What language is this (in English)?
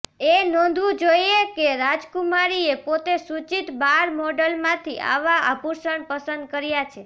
Gujarati